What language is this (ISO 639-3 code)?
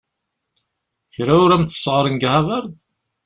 kab